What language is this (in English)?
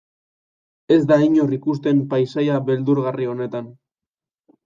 Basque